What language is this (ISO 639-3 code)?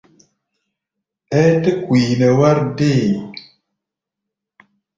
gba